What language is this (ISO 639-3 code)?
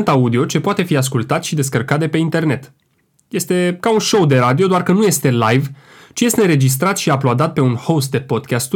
ron